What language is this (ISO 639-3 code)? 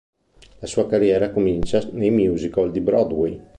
ita